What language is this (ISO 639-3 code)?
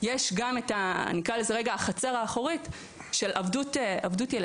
heb